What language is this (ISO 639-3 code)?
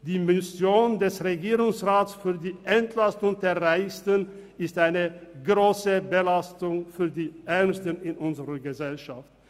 gsw